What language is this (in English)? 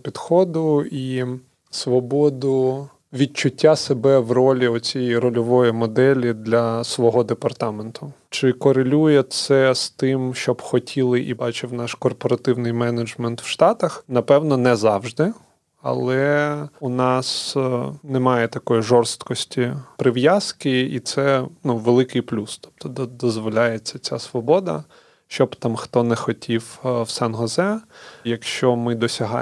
Ukrainian